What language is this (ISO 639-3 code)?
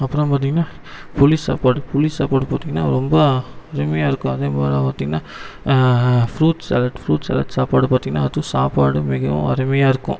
tam